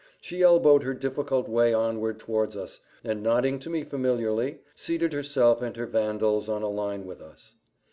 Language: English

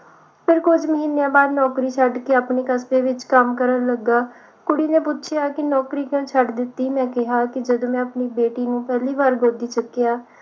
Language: Punjabi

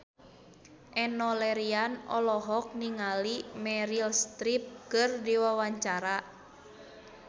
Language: Sundanese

